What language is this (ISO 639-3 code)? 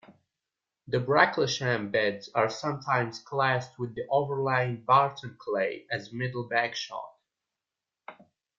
eng